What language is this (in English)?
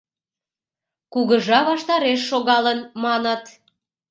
Mari